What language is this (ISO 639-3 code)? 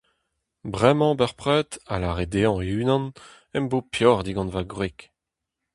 bre